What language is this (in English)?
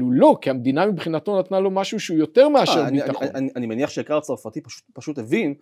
Hebrew